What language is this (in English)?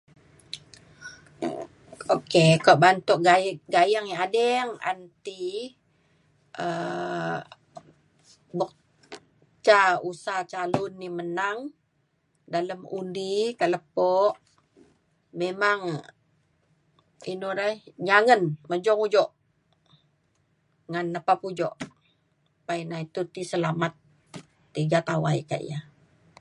Mainstream Kenyah